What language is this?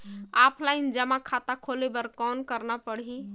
Chhattisgarhi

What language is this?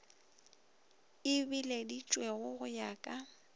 Northern Sotho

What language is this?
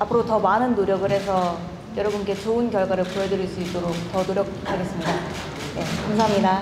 Korean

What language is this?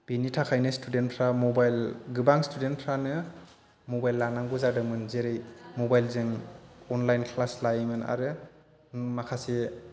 Bodo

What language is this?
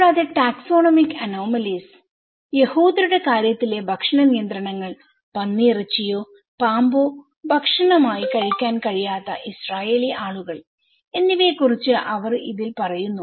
Malayalam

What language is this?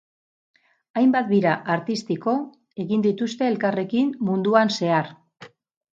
Basque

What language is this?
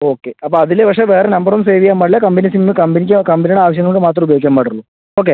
Malayalam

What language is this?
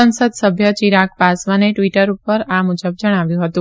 Gujarati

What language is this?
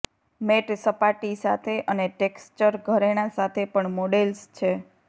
Gujarati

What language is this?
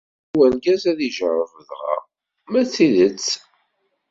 Kabyle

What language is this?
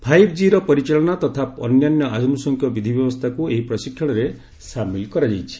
Odia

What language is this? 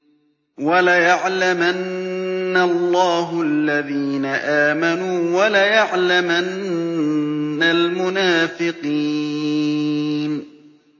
Arabic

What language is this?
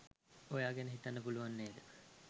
Sinhala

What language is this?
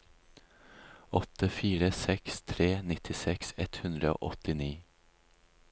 Norwegian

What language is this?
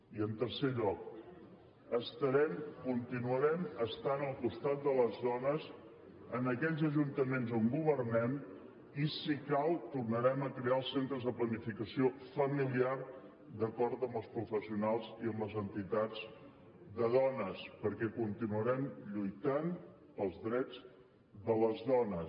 Catalan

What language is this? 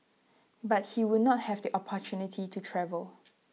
English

